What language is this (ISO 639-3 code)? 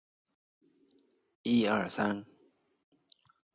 zho